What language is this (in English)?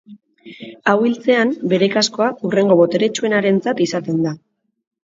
Basque